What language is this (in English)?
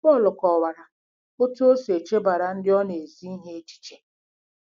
Igbo